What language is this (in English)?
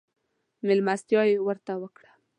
Pashto